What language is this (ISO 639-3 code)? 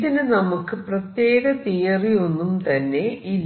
mal